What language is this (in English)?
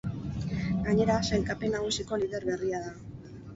Basque